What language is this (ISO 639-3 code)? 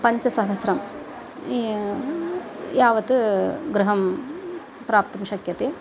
san